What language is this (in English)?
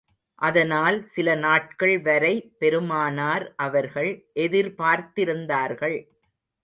Tamil